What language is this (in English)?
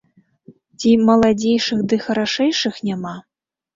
Belarusian